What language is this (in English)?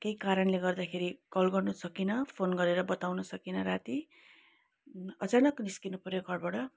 Nepali